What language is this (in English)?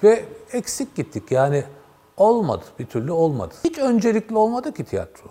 Turkish